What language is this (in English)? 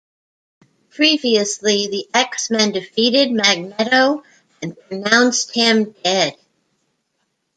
English